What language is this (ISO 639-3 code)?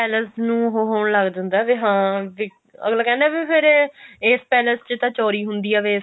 pan